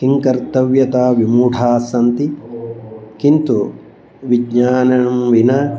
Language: Sanskrit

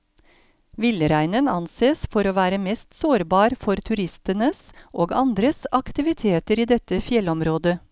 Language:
Norwegian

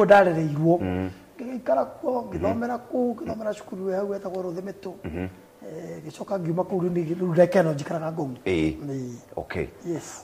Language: Swahili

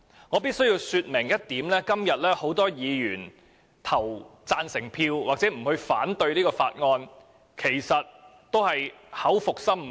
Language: Cantonese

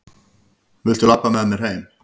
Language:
Icelandic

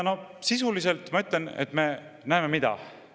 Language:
Estonian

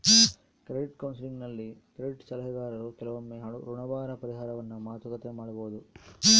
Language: Kannada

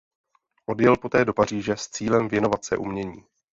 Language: Czech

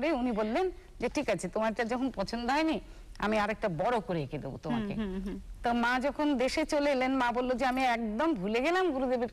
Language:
Hindi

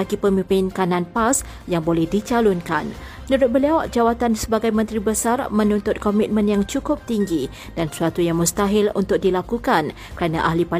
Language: Malay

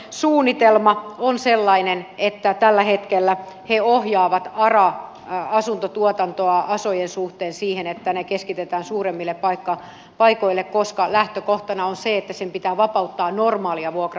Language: Finnish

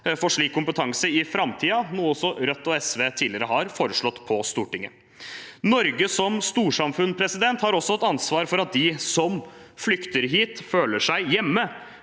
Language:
Norwegian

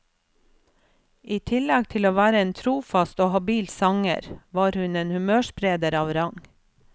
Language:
Norwegian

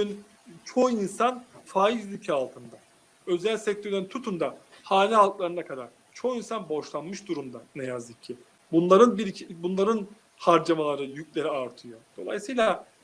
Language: Turkish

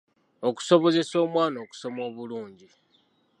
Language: Ganda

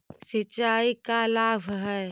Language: Magahi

